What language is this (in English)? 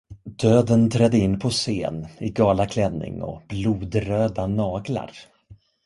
Swedish